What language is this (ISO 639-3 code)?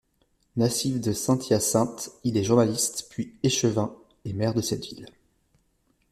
fra